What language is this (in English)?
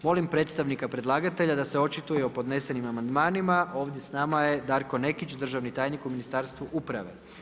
Croatian